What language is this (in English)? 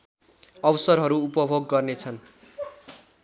Nepali